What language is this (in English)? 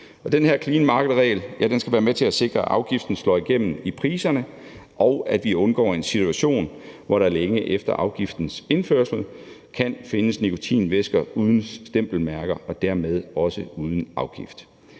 Danish